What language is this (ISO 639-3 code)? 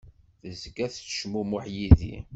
kab